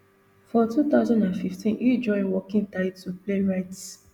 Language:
Nigerian Pidgin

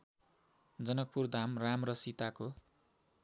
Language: Nepali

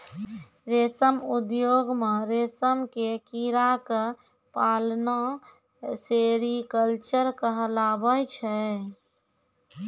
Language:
Maithili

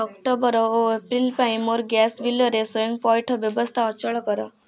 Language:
Odia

